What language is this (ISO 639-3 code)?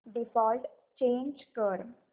mar